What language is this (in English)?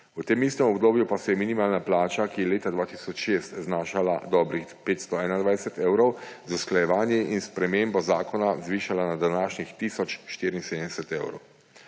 Slovenian